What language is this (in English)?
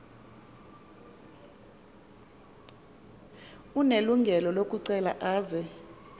Xhosa